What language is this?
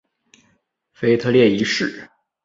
Chinese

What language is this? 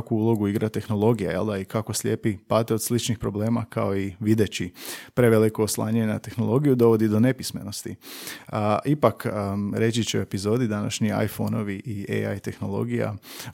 Croatian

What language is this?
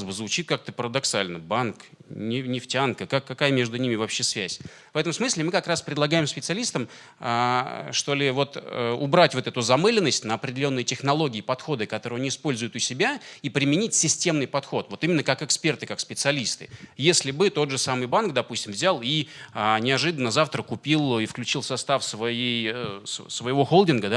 Russian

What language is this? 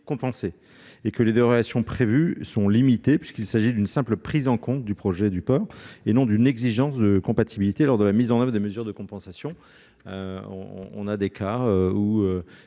French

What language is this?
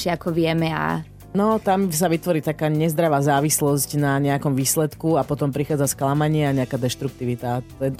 Slovak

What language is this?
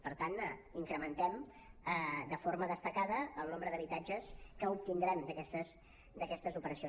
Catalan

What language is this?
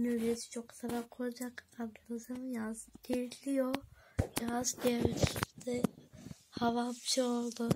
Turkish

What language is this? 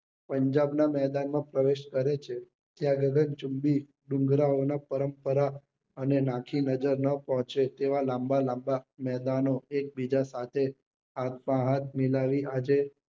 Gujarati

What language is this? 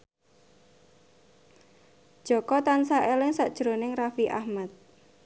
Javanese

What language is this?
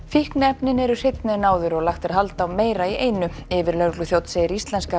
Icelandic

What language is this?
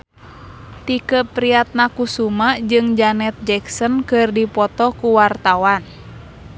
Sundanese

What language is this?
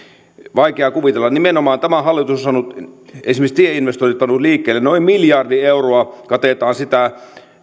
Finnish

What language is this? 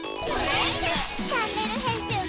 Japanese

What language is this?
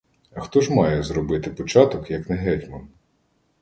Ukrainian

